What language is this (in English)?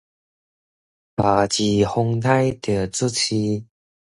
Min Nan Chinese